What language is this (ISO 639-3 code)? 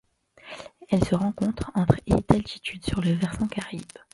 fra